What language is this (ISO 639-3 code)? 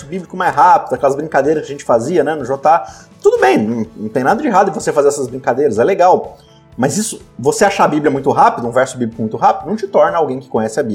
por